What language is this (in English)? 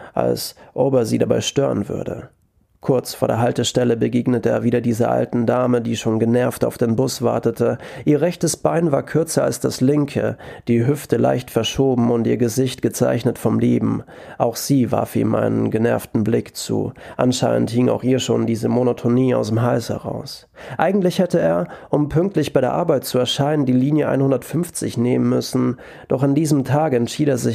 German